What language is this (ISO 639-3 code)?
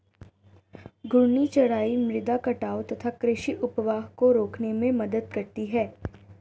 hin